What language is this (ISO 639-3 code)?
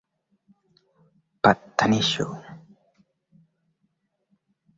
swa